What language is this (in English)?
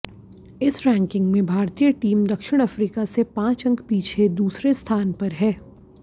Hindi